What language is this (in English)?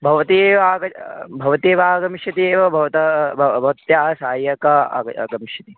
Sanskrit